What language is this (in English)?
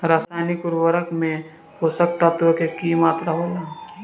Bhojpuri